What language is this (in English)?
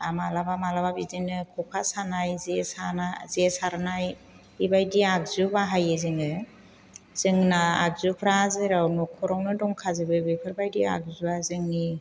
Bodo